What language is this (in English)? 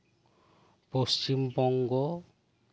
Santali